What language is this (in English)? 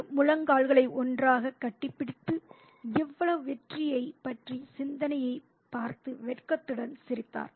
Tamil